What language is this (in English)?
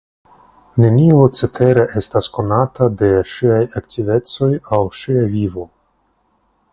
Esperanto